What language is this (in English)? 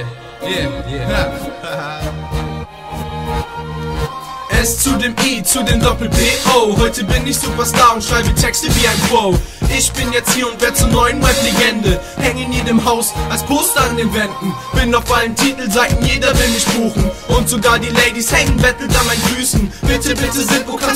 Dutch